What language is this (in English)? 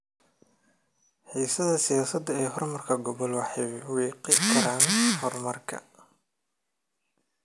Somali